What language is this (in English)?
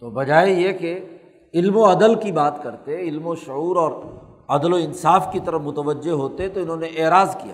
Urdu